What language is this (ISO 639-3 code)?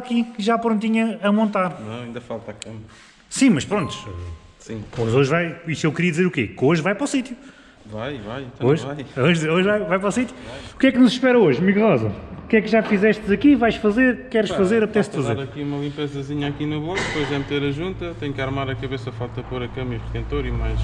por